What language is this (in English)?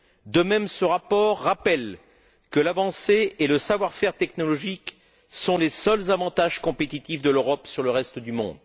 French